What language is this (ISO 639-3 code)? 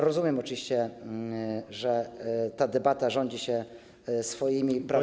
pol